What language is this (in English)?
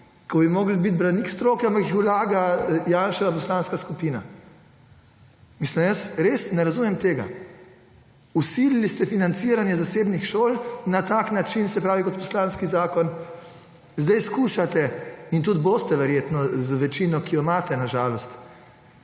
Slovenian